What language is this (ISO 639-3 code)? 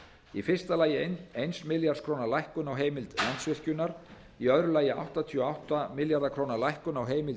isl